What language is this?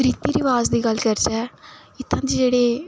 Dogri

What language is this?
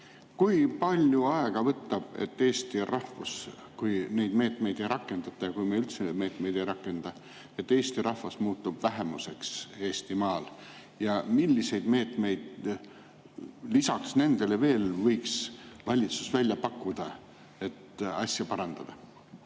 Estonian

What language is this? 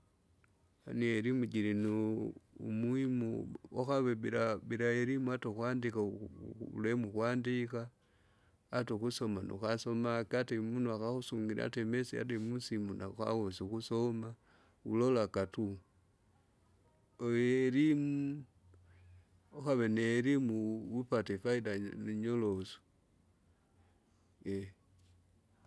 Kinga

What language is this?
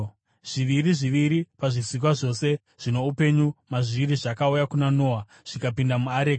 Shona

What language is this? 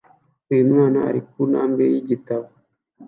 Kinyarwanda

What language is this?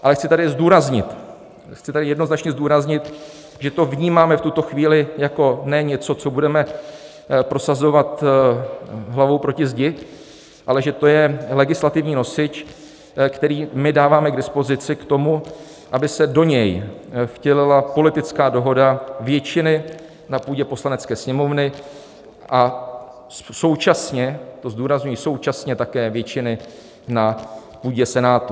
Czech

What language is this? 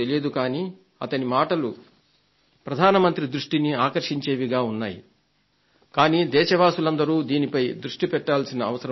Telugu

